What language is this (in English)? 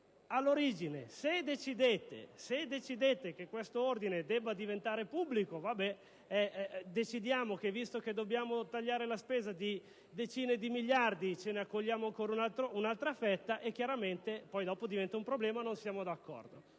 Italian